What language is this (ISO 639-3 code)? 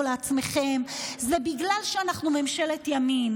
heb